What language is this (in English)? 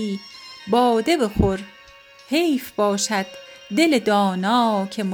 Persian